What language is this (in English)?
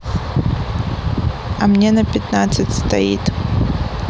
Russian